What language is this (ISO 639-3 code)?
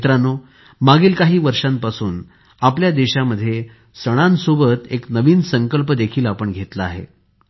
mar